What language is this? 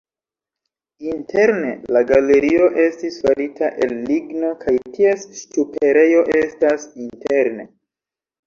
Esperanto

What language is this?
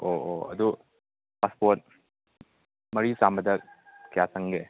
Manipuri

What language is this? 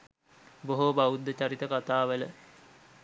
Sinhala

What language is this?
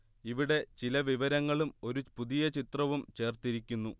Malayalam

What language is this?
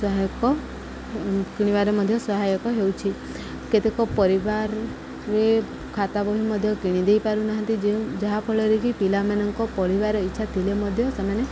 Odia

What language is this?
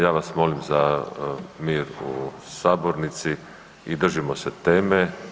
Croatian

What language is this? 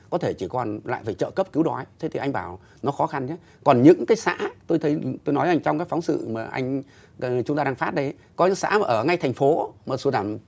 Vietnamese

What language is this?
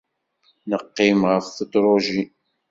Kabyle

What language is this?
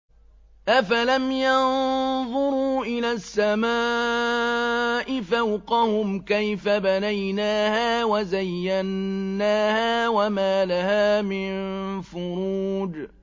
Arabic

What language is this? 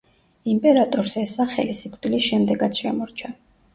Georgian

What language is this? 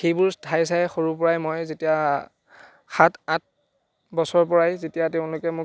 Assamese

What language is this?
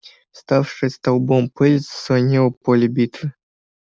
Russian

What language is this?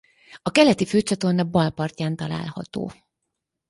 Hungarian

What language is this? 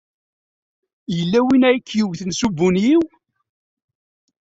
Kabyle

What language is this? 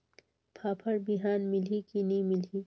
Chhattisgarhi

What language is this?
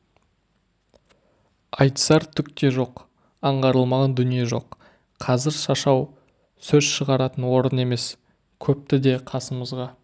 Kazakh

